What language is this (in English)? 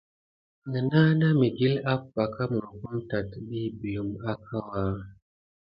Gidar